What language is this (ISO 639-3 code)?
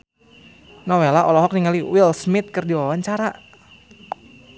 sun